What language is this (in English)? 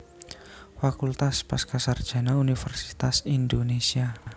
Javanese